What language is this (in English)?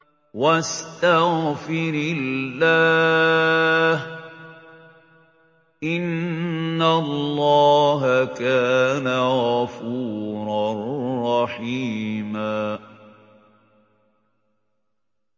Arabic